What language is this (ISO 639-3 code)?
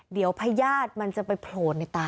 tha